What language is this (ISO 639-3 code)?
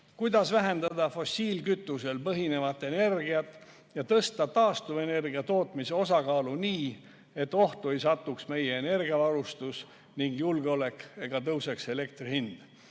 est